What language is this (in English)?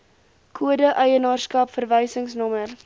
Afrikaans